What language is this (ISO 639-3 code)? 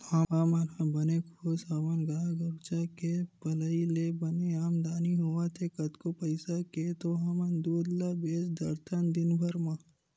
hne